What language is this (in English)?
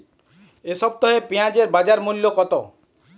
Bangla